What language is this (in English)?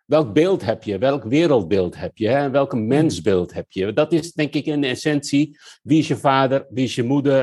Dutch